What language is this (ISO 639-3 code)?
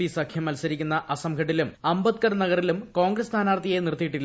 mal